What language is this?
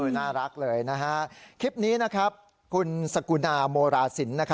Thai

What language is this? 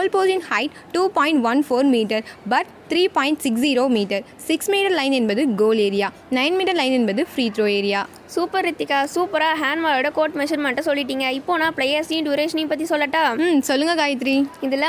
Tamil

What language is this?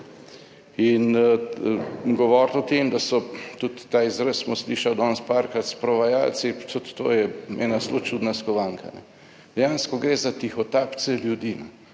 Slovenian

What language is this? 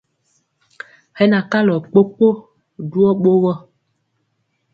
Mpiemo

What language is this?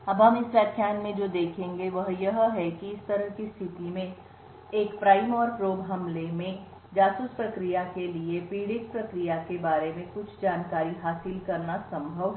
Hindi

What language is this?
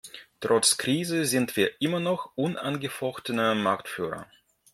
German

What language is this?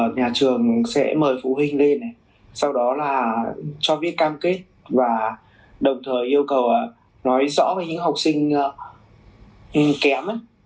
Vietnamese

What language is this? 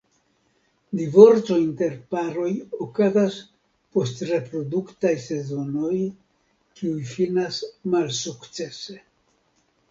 Esperanto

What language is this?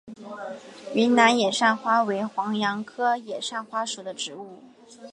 Chinese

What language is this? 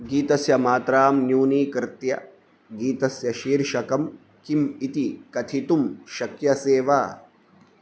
Sanskrit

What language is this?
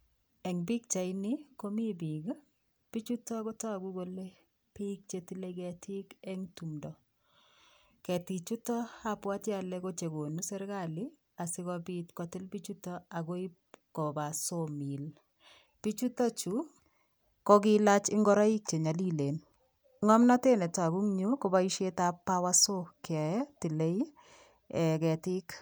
Kalenjin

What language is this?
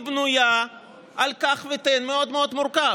Hebrew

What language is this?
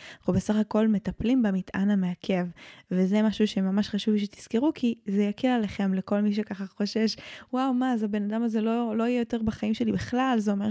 Hebrew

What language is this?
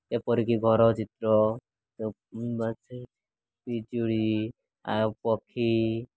Odia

